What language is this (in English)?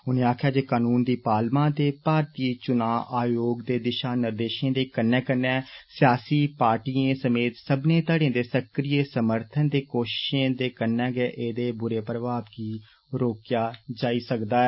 Dogri